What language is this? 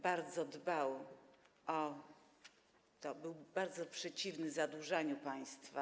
Polish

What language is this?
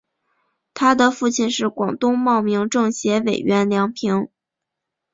Chinese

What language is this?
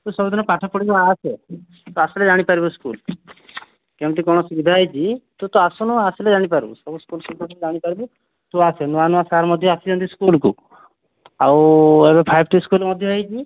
Odia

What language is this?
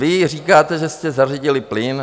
Czech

